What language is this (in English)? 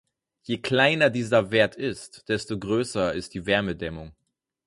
German